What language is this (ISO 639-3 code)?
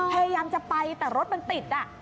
tha